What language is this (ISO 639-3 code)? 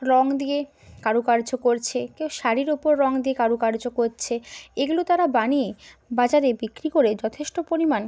ben